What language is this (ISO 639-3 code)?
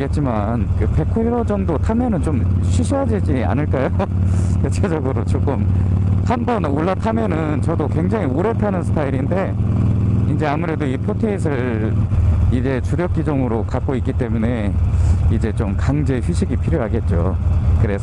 kor